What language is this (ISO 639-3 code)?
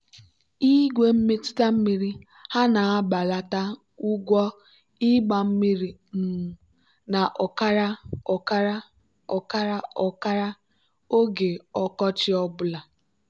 ibo